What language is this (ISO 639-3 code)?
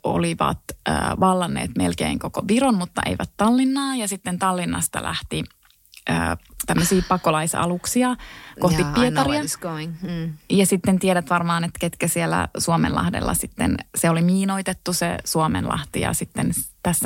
fin